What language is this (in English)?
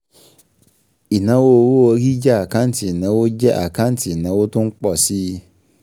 Yoruba